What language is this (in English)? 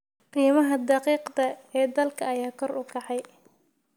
Somali